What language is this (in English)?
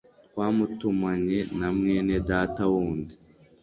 Kinyarwanda